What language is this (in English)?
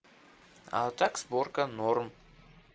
Russian